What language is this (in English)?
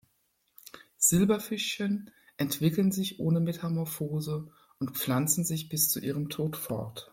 German